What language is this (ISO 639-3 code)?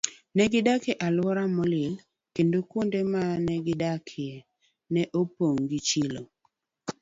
luo